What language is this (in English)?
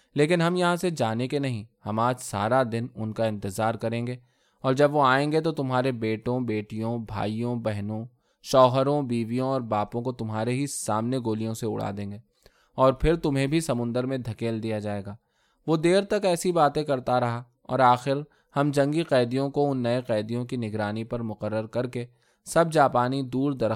Urdu